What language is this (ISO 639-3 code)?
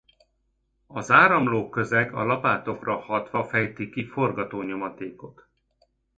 hun